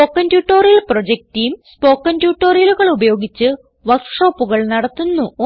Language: Malayalam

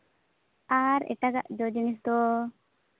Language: Santali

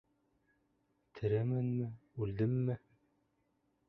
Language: Bashkir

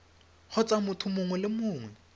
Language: Tswana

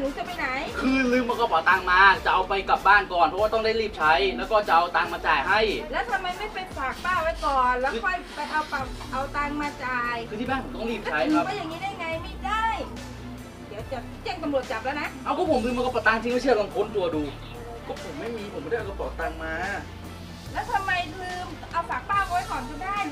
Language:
Thai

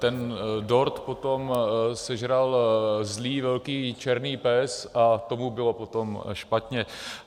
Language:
Czech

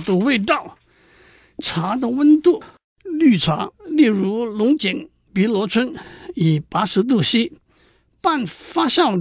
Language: Chinese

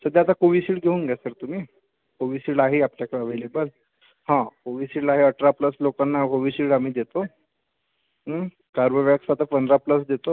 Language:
Marathi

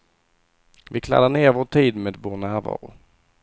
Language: Swedish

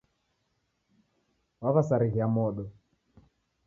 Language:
Taita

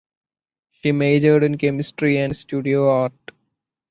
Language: English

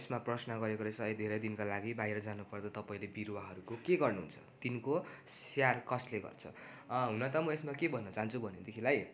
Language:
Nepali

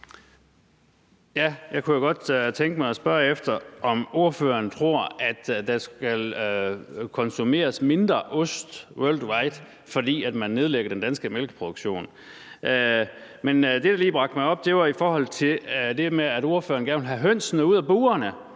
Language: Danish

